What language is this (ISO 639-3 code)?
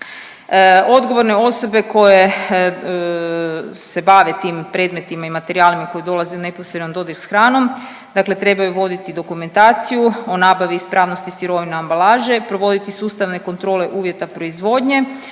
hrv